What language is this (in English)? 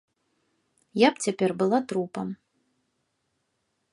Belarusian